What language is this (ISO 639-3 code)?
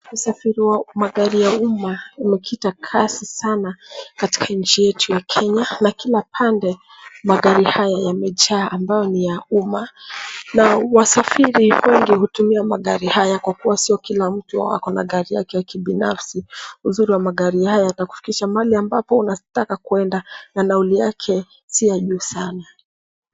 swa